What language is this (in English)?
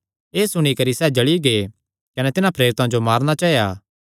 Kangri